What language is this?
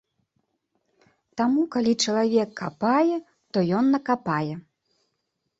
Belarusian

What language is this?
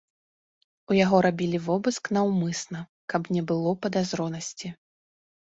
Belarusian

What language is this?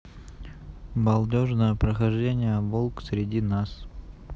Russian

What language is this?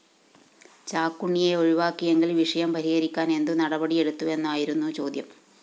Malayalam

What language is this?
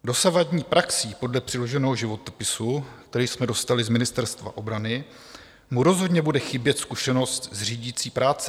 Czech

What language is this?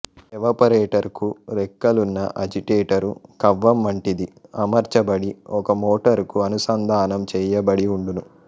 Telugu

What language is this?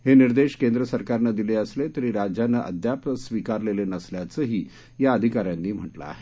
Marathi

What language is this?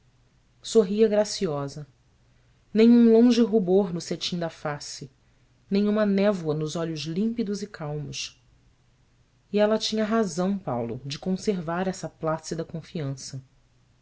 Portuguese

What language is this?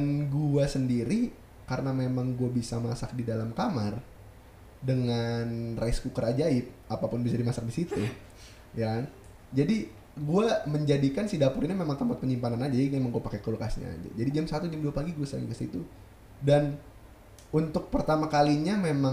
Indonesian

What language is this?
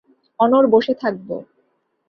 Bangla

